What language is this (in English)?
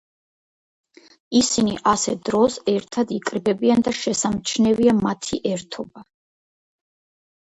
Georgian